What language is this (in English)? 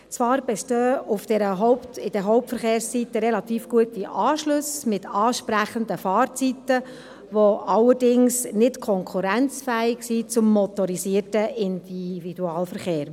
Swiss German